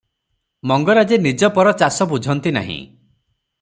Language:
Odia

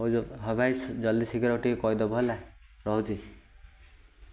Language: Odia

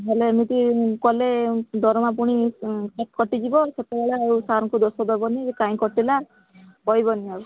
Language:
Odia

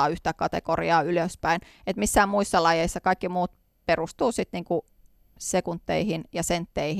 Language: Finnish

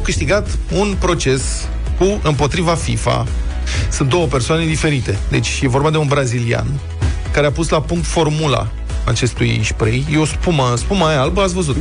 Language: Romanian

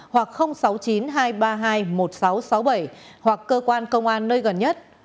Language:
Vietnamese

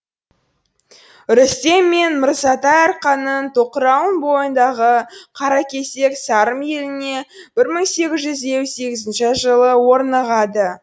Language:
Kazakh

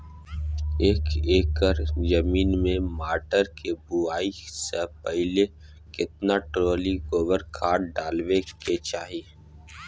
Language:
Maithili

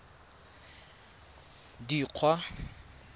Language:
Tswana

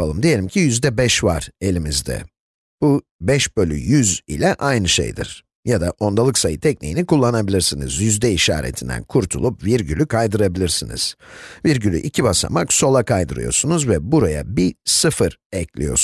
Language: Turkish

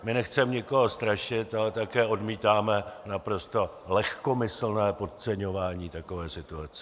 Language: Czech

